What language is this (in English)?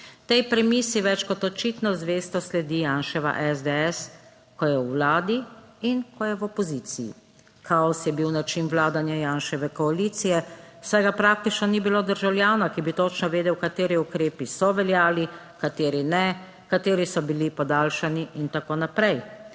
Slovenian